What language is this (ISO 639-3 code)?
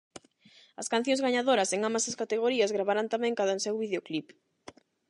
glg